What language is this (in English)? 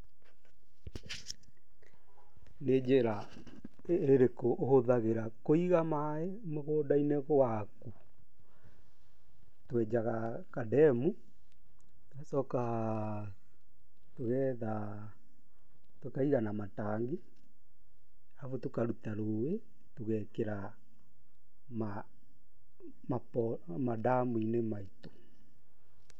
Kikuyu